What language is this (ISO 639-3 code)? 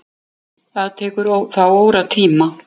isl